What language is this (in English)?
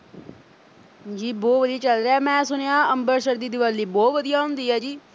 Punjabi